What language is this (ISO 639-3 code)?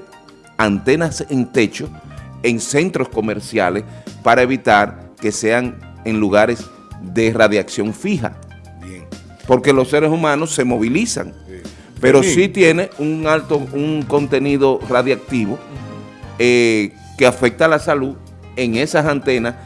spa